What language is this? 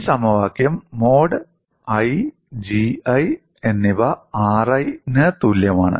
Malayalam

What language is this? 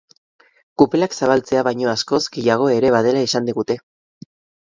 Basque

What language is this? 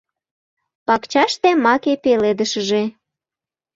Mari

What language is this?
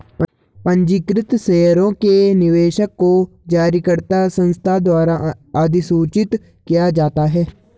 Hindi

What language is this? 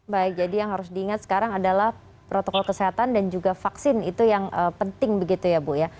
Indonesian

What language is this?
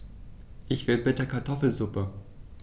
German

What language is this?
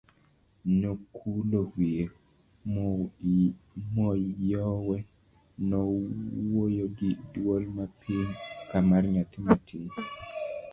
Luo (Kenya and Tanzania)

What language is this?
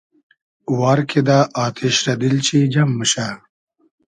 Hazaragi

